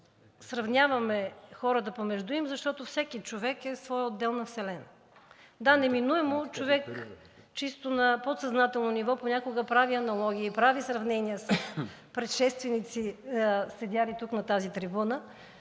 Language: Bulgarian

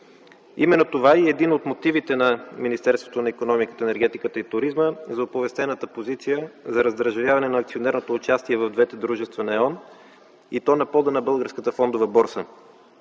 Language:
Bulgarian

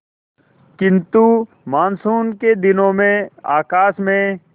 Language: Hindi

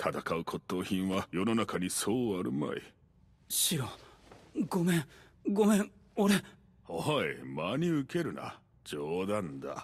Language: Japanese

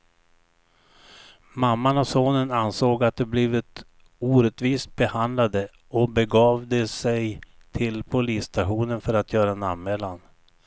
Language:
Swedish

